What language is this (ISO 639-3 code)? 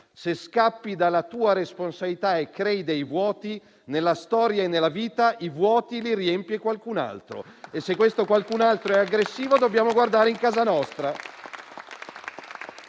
ita